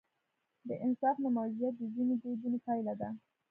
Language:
Pashto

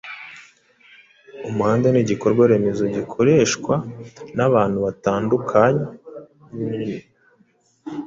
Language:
Kinyarwanda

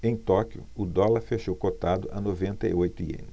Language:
Portuguese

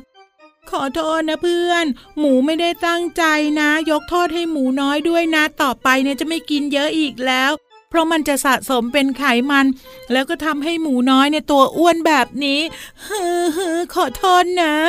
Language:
Thai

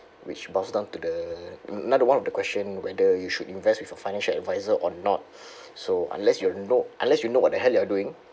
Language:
English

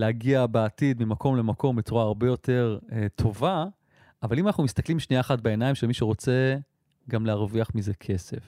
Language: Hebrew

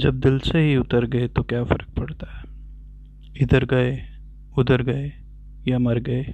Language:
Urdu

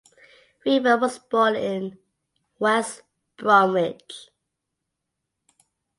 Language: English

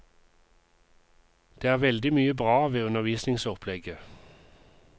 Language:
Norwegian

